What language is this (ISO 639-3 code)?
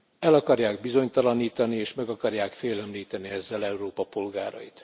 hun